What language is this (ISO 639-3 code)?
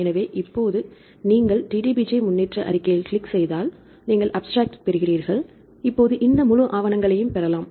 tam